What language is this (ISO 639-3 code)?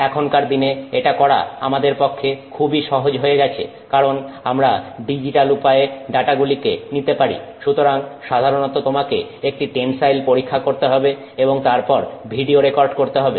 ben